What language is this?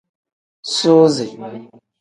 Tem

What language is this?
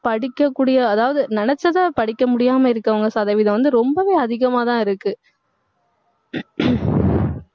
Tamil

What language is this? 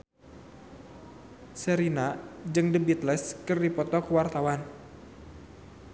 Sundanese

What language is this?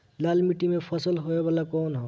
Bhojpuri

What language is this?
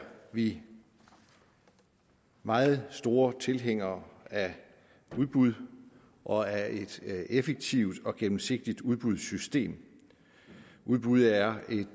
Danish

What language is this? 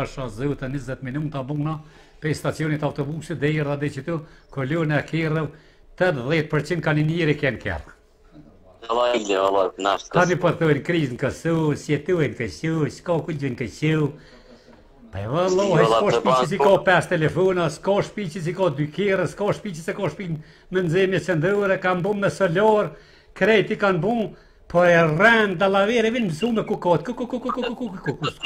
Romanian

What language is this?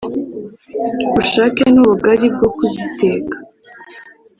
Kinyarwanda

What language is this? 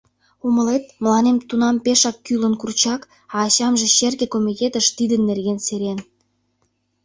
Mari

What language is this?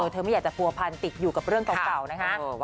Thai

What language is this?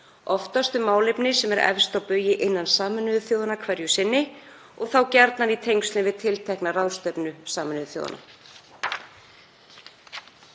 Icelandic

